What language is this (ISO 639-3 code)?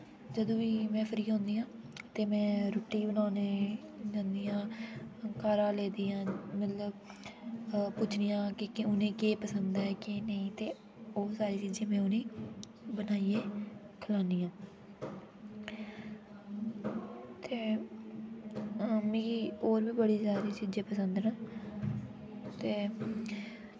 doi